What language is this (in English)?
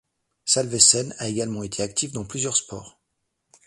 French